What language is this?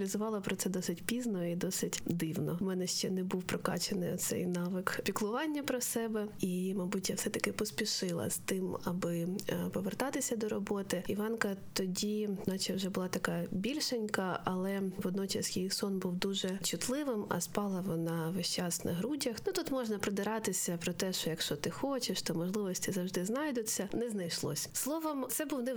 Ukrainian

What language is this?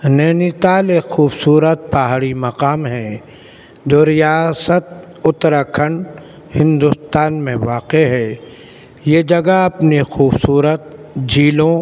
Urdu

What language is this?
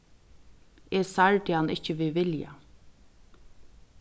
Faroese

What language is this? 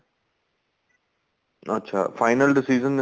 Punjabi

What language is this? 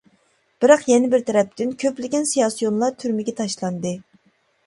Uyghur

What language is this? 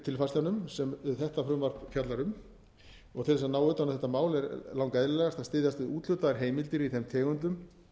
Icelandic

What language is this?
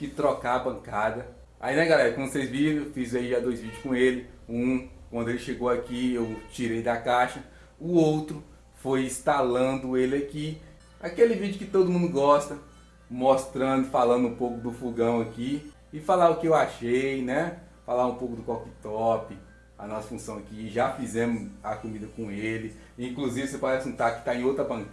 Portuguese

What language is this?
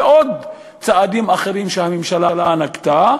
Hebrew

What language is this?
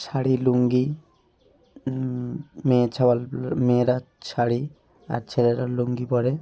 Bangla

